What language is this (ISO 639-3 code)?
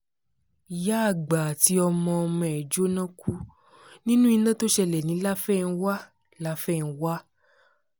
yor